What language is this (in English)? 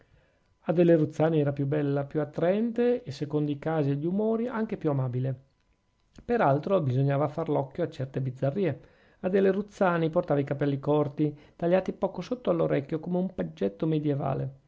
Italian